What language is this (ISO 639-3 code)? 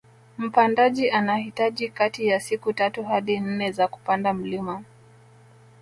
swa